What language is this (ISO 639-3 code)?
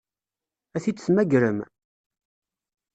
kab